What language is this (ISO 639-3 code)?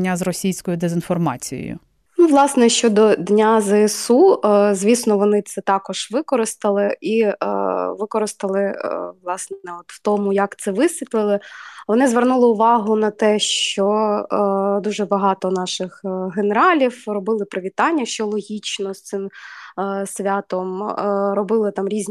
ukr